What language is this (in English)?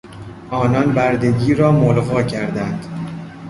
Persian